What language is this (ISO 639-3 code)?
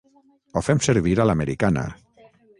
cat